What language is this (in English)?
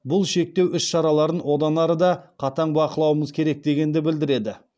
Kazakh